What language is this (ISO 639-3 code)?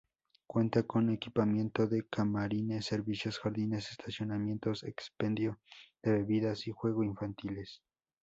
spa